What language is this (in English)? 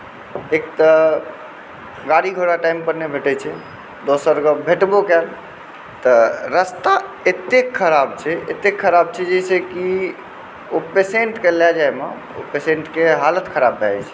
Maithili